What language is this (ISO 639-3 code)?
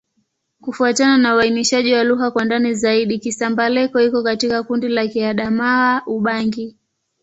swa